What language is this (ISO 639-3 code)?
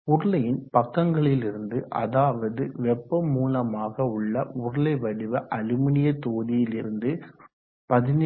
tam